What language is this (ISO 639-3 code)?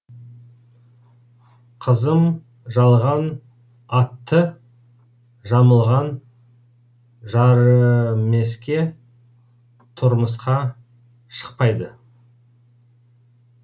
kaz